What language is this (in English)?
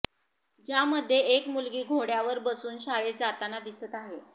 Marathi